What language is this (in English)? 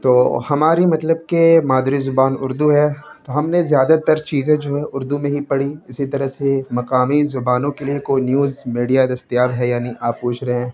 Urdu